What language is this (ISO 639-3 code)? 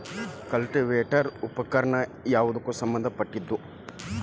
kan